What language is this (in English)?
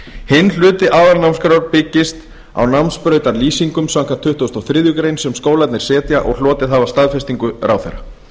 Icelandic